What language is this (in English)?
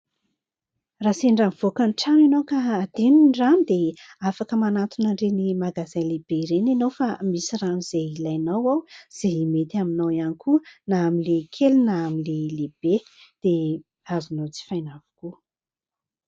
Malagasy